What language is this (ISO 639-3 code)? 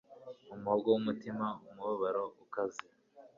kin